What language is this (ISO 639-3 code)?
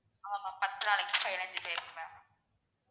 tam